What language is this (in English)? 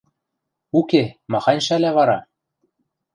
Western Mari